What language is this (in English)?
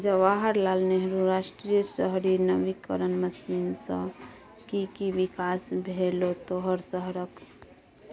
Maithili